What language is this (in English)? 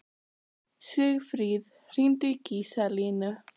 Icelandic